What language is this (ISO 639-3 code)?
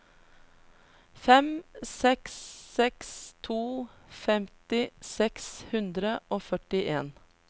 nor